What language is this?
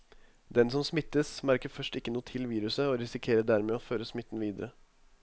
Norwegian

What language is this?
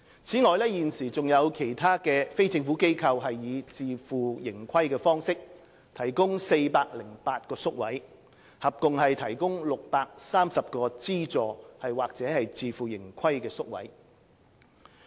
Cantonese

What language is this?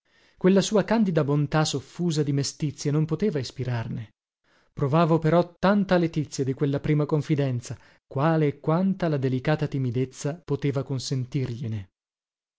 Italian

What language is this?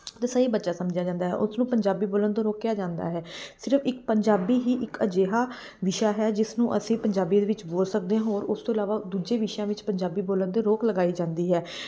Punjabi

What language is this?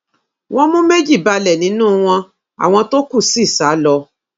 Yoruba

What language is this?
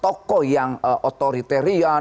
Indonesian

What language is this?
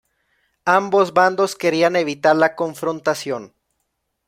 Spanish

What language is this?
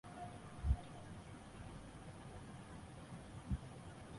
Chinese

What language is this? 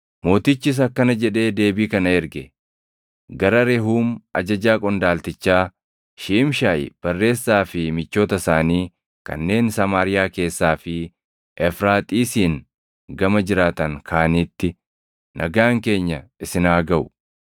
Oromo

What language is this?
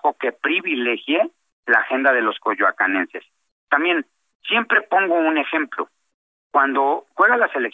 Spanish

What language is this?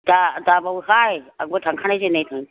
Bodo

